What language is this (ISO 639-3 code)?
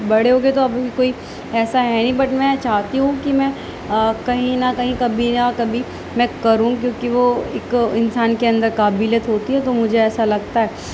urd